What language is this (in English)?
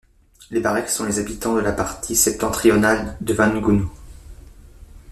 French